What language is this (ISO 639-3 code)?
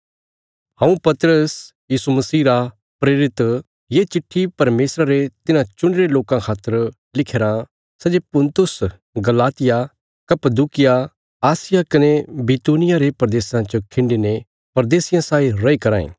kfs